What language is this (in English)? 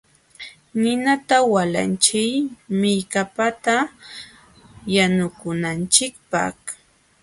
Jauja Wanca Quechua